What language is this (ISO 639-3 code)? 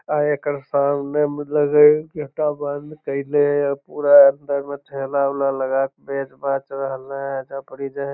mag